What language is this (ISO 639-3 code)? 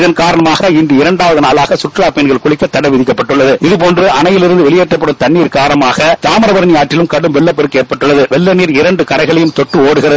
tam